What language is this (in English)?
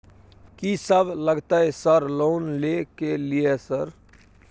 Maithili